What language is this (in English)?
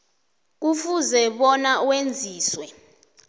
South Ndebele